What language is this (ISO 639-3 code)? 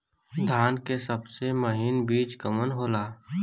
bho